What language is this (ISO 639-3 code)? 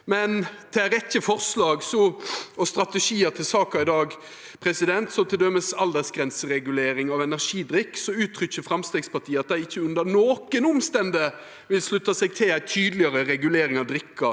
nor